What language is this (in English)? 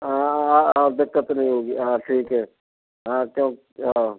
Hindi